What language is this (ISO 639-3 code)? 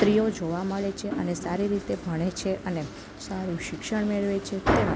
guj